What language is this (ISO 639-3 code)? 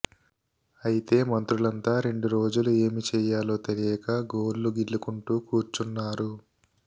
tel